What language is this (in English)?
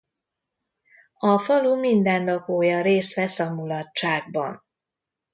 Hungarian